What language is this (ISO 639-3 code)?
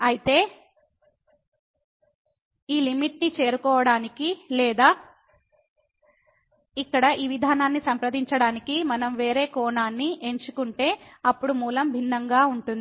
tel